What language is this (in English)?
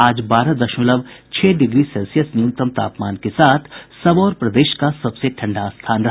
Hindi